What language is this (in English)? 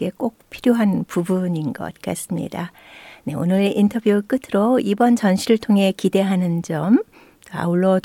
Korean